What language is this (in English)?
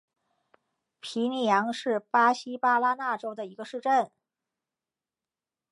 Chinese